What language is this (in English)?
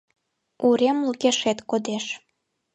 Mari